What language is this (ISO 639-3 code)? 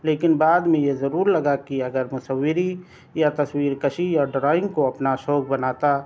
urd